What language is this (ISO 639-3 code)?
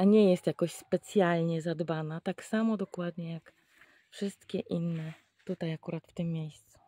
pol